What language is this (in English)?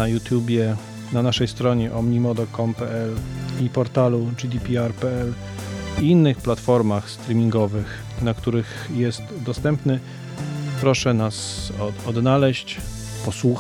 Polish